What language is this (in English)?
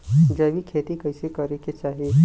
Bhojpuri